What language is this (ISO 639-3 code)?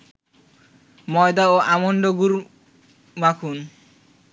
ben